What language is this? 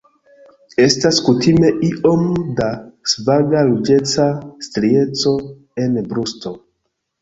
Esperanto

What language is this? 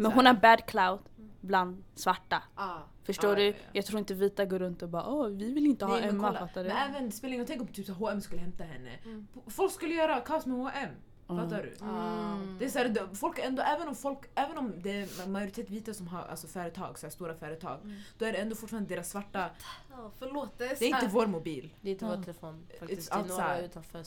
Swedish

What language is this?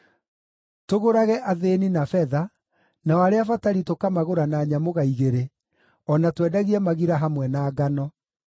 Kikuyu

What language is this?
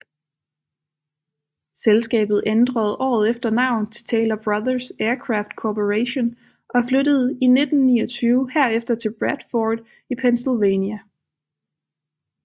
Danish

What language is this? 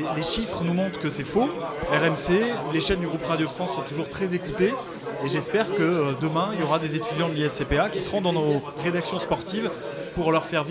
French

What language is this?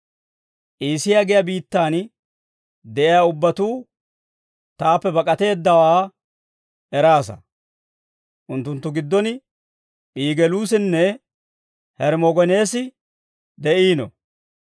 Dawro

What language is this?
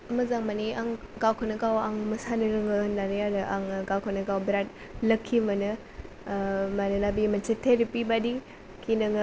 Bodo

